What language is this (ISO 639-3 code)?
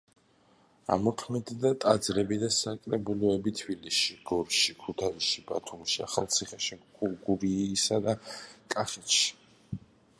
kat